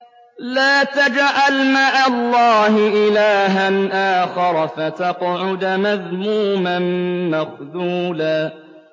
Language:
Arabic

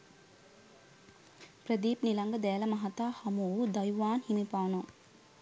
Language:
Sinhala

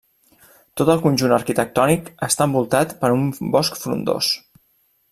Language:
Catalan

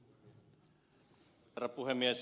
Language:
Finnish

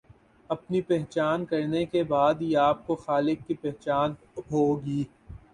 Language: Urdu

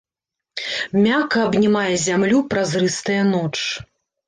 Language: Belarusian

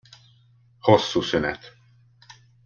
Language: Hungarian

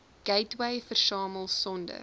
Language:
Afrikaans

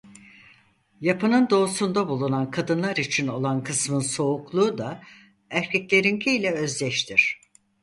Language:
Turkish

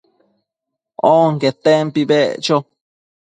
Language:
Matsés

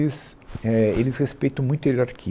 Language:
Portuguese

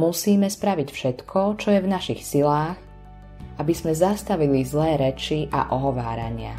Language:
Slovak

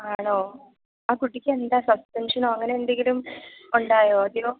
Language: Malayalam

